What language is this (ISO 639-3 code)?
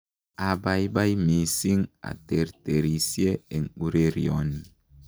kln